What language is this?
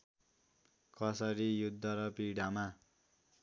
Nepali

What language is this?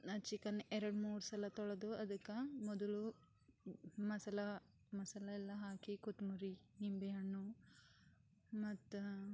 Kannada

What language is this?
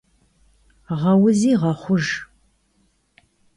Kabardian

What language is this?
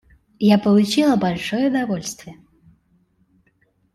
Russian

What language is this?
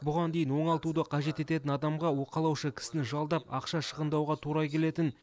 Kazakh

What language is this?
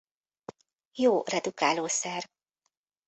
Hungarian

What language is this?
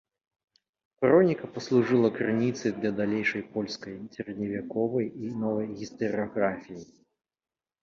Belarusian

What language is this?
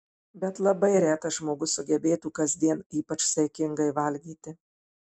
Lithuanian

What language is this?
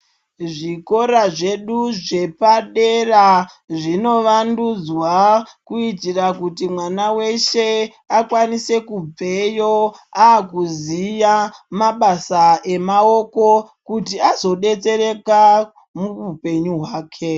Ndau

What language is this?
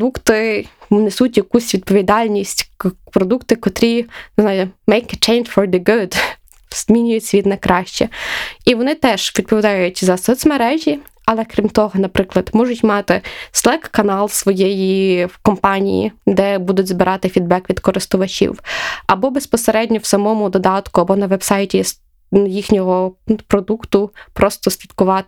Ukrainian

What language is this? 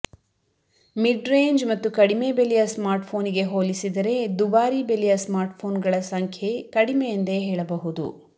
Kannada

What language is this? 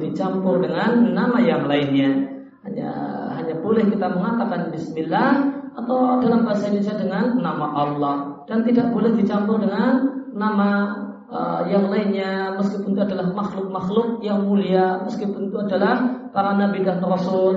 Indonesian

